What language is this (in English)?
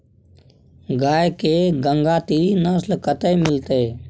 Maithili